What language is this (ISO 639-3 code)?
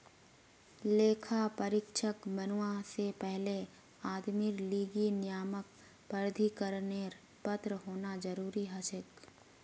mag